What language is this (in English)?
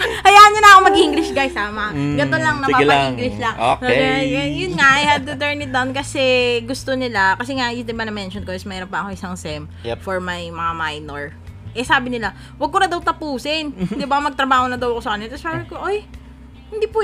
Filipino